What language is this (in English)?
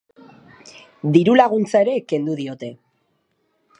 Basque